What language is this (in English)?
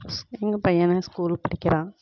Tamil